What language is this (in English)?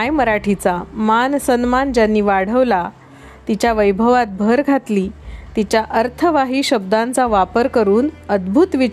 Marathi